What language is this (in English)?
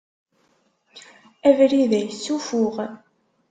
Kabyle